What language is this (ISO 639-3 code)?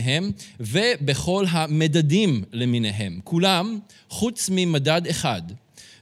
heb